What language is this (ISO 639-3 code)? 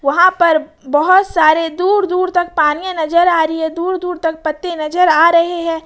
hin